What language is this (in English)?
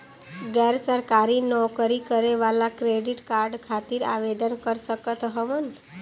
Bhojpuri